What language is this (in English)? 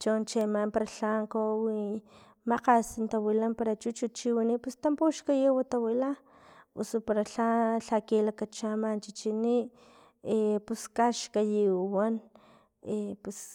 Filomena Mata-Coahuitlán Totonac